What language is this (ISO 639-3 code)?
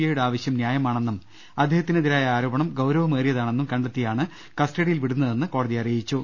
mal